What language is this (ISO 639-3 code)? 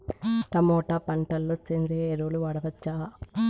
tel